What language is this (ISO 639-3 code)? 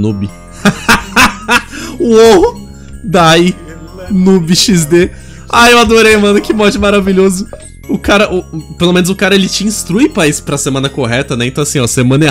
por